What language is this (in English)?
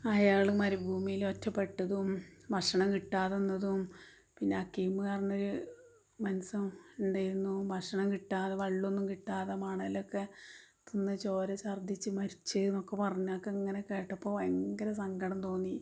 Malayalam